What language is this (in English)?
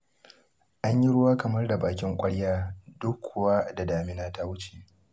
Hausa